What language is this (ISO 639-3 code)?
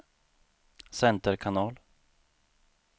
swe